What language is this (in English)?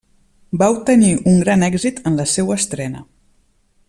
Catalan